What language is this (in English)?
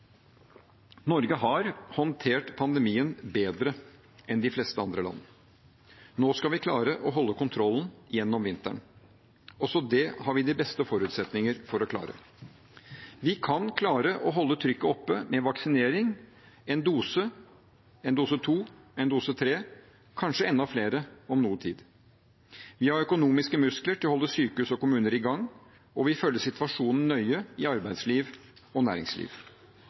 Norwegian Bokmål